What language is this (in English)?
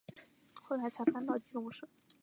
Chinese